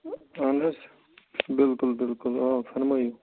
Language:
Kashmiri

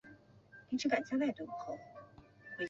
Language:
Chinese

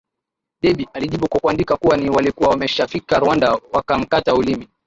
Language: Swahili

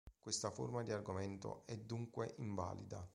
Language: Italian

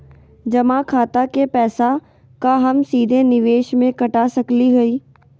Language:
Magahi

